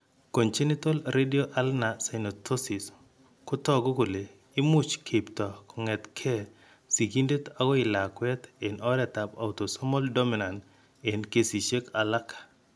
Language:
Kalenjin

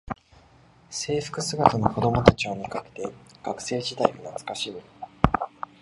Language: Japanese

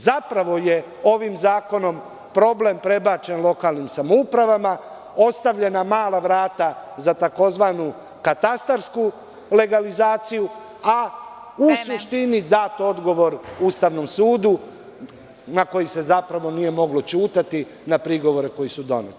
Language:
Serbian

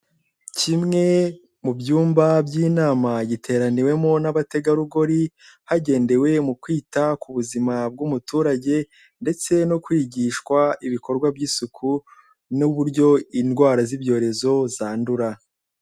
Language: Kinyarwanda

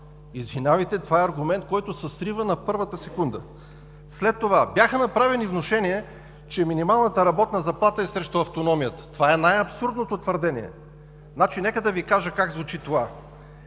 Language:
Bulgarian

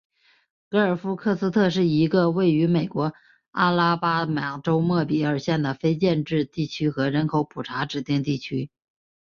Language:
Chinese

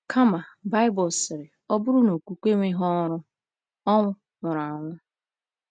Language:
Igbo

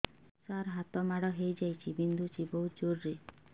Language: Odia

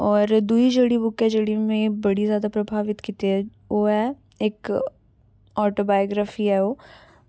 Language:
Dogri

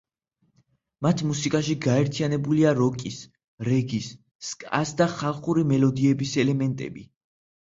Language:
Georgian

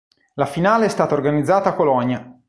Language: Italian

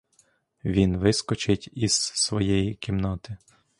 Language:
Ukrainian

